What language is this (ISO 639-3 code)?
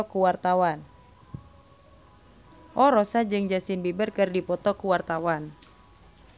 sun